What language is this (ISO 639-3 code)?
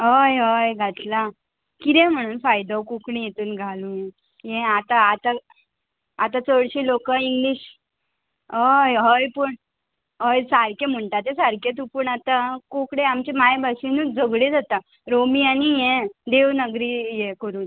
kok